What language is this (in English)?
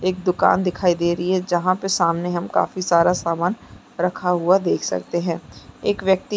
Chhattisgarhi